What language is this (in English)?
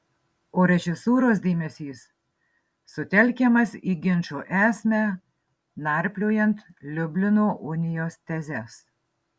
Lithuanian